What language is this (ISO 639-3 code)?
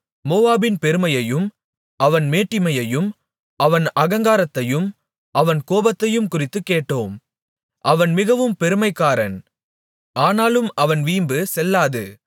tam